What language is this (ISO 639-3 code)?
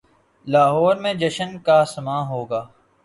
urd